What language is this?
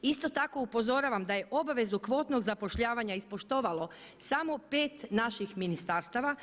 Croatian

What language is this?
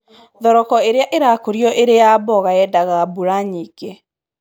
Kikuyu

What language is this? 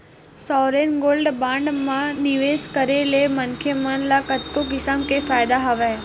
Chhattisgarhi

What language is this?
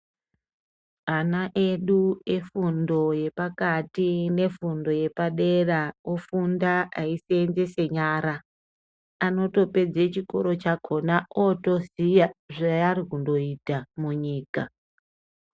Ndau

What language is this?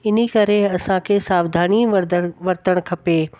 Sindhi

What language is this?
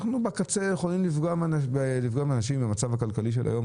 Hebrew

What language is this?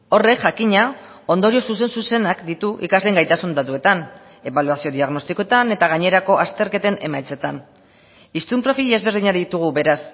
Basque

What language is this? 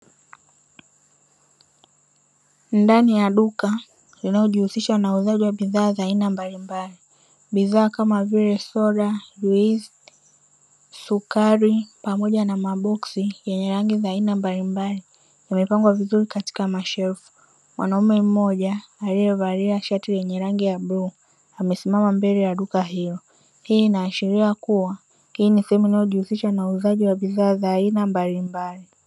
Swahili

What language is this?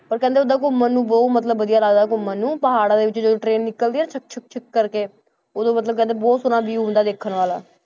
Punjabi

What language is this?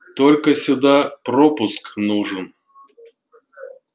Russian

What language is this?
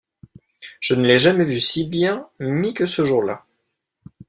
French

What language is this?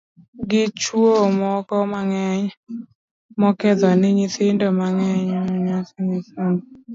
Luo (Kenya and Tanzania)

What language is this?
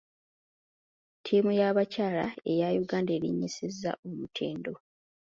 Ganda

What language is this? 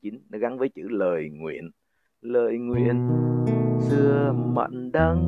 Vietnamese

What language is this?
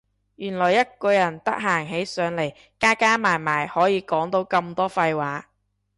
Cantonese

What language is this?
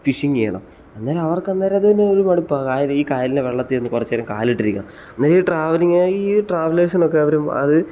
Malayalam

